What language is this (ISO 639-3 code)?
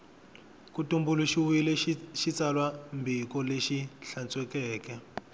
tso